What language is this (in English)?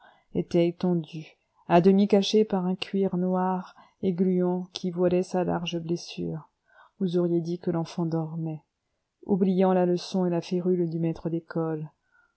French